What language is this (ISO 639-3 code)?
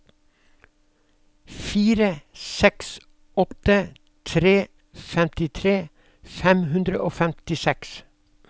nor